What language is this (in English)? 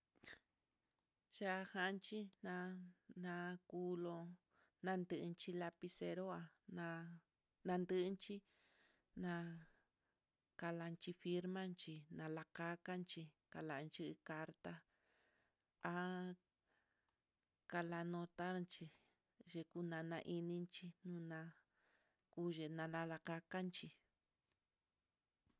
Mitlatongo Mixtec